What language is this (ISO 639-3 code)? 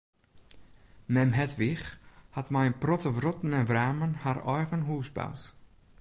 fry